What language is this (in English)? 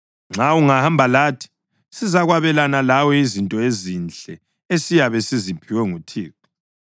North Ndebele